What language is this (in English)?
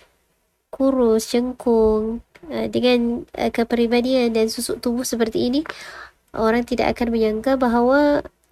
Malay